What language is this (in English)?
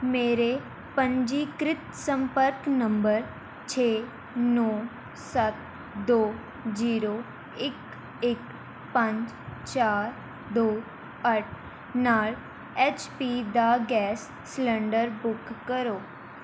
Punjabi